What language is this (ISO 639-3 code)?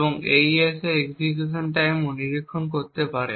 ben